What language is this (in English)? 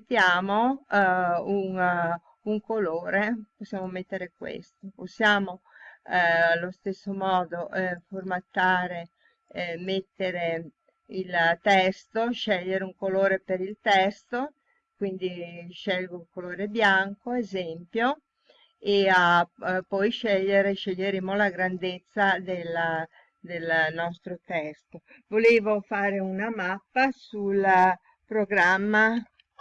Italian